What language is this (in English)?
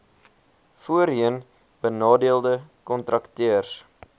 Afrikaans